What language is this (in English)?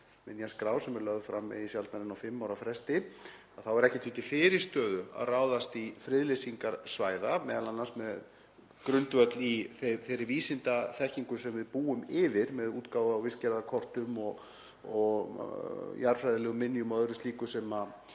Icelandic